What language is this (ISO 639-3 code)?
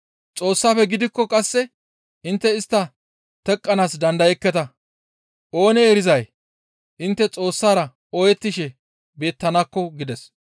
gmv